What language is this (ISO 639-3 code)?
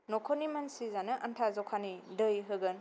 brx